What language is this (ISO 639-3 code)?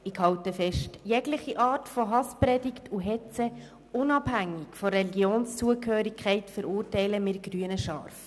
gsw